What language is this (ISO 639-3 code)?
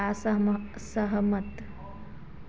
hin